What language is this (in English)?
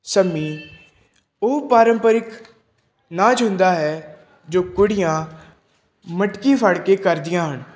Punjabi